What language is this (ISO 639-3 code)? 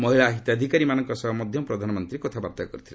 ori